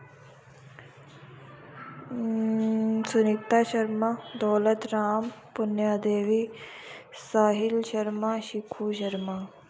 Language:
Dogri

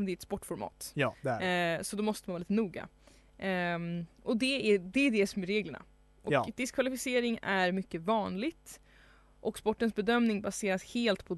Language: Swedish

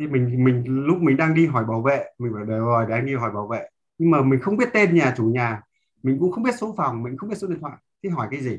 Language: Vietnamese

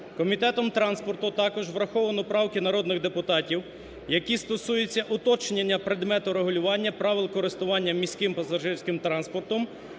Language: Ukrainian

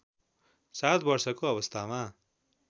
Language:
Nepali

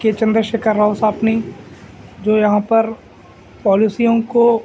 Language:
Urdu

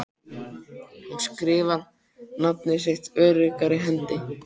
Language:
Icelandic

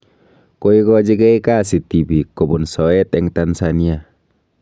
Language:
Kalenjin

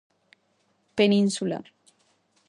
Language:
Galician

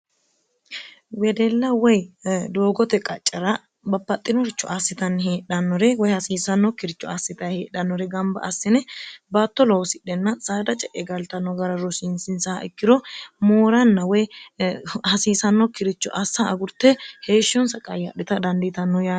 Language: Sidamo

